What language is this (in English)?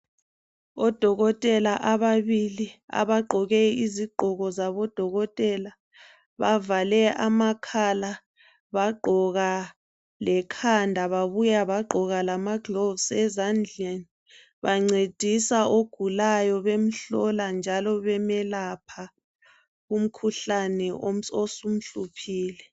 North Ndebele